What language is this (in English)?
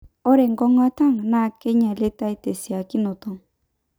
Masai